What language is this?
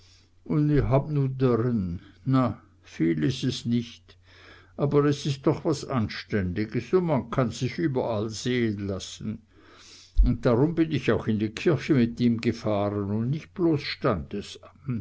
German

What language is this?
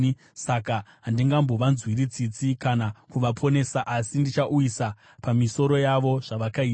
Shona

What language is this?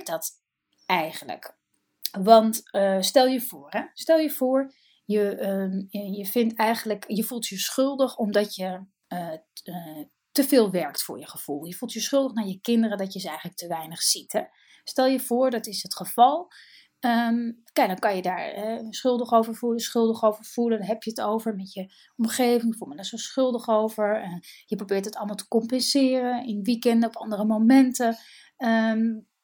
Dutch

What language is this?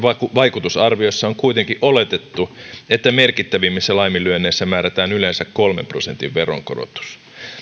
Finnish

